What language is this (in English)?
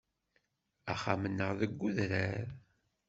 Kabyle